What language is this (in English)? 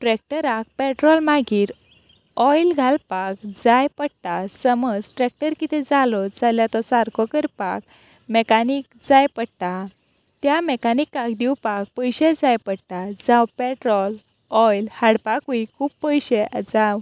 Konkani